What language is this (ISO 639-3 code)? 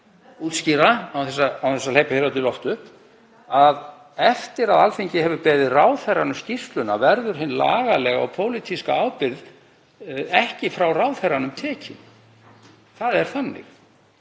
isl